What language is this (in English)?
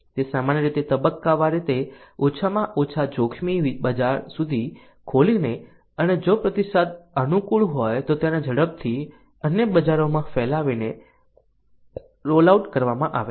Gujarati